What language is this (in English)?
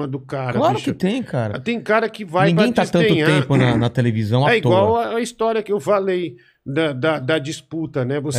Portuguese